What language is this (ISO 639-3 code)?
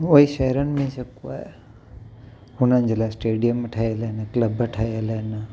snd